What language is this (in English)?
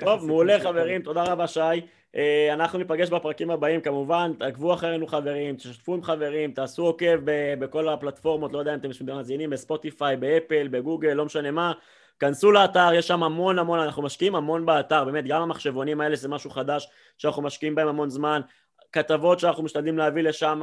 Hebrew